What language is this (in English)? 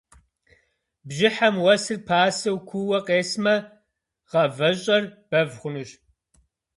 Kabardian